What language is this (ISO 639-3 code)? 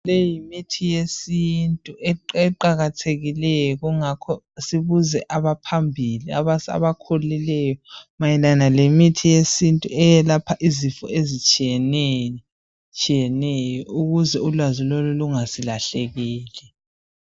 nde